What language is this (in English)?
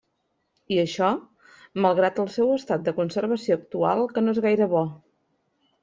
Catalan